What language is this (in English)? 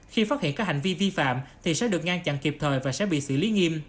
Vietnamese